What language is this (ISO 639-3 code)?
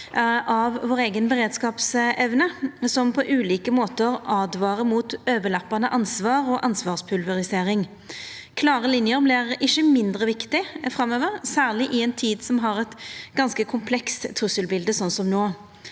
nor